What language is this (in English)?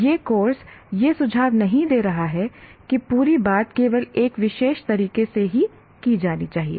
Hindi